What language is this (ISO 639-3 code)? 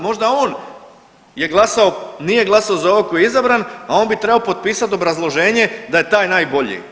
hrv